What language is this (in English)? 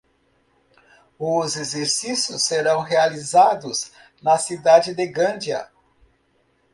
Portuguese